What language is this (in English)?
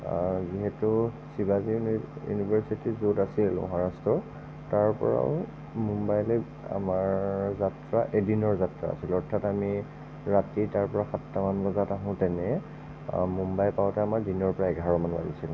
Assamese